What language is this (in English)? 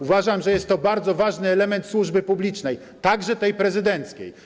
Polish